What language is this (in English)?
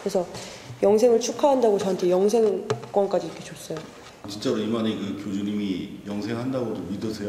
Korean